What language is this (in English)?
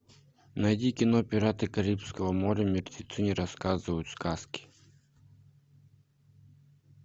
Russian